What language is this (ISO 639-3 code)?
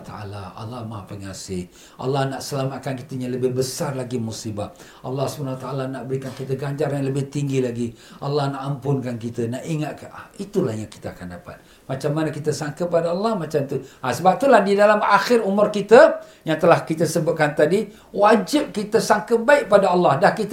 msa